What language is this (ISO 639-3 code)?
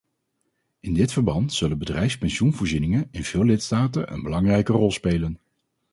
nld